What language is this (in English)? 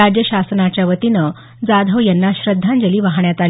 Marathi